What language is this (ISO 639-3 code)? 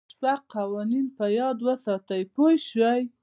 pus